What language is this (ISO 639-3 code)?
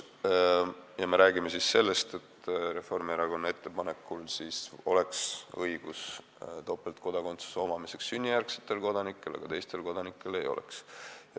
est